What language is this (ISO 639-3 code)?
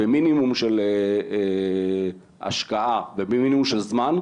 heb